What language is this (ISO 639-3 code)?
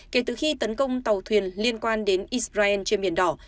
vie